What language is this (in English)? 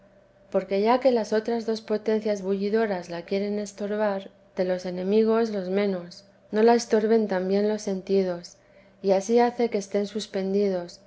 Spanish